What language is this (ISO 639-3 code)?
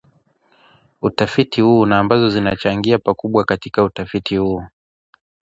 swa